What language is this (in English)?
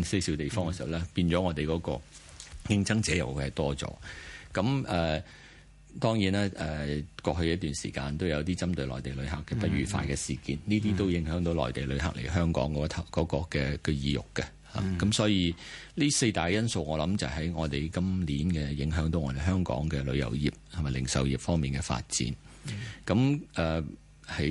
Chinese